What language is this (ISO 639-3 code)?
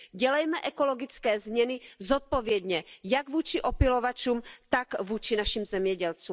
ces